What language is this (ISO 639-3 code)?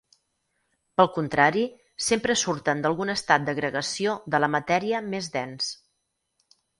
cat